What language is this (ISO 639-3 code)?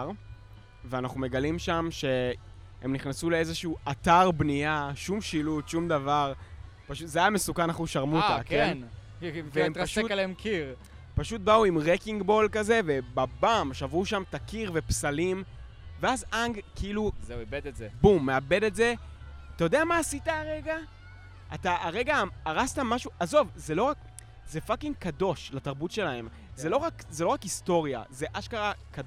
heb